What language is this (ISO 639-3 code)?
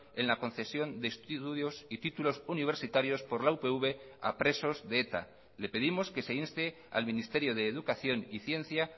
spa